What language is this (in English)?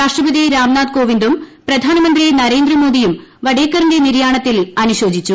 Malayalam